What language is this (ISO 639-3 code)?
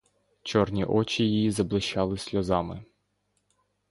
ukr